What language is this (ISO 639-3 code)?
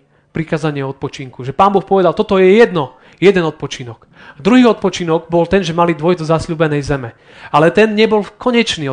slk